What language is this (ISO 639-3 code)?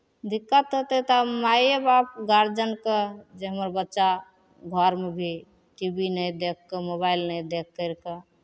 mai